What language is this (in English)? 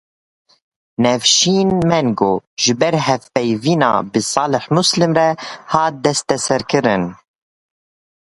Kurdish